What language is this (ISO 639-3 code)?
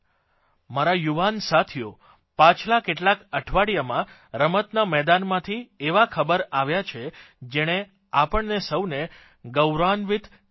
guj